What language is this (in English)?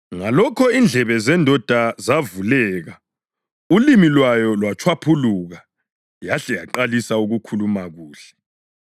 North Ndebele